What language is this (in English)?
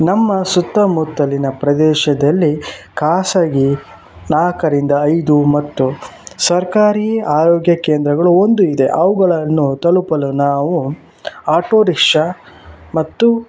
Kannada